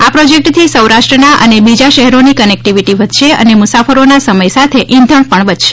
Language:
Gujarati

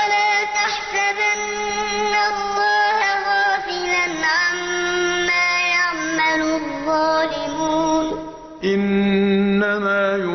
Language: Arabic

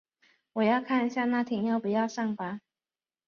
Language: Chinese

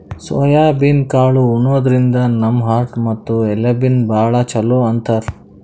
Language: Kannada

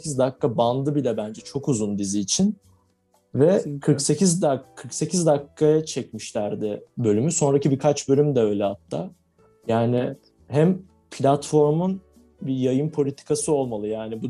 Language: Turkish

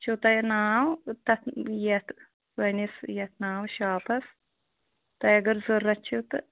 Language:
Kashmiri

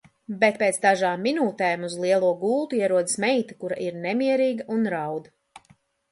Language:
Latvian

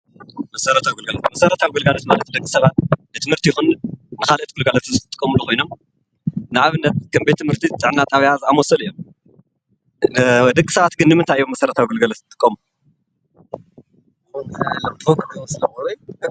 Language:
Tigrinya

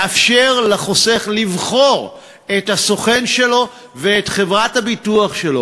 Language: Hebrew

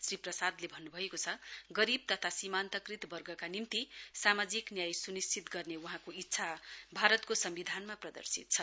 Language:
Nepali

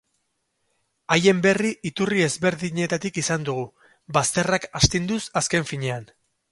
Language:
Basque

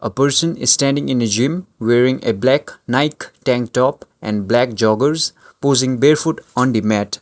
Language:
English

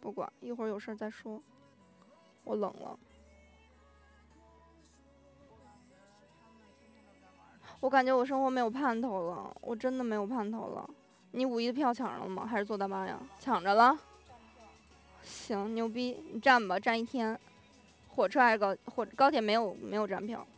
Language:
Chinese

